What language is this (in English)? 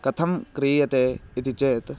Sanskrit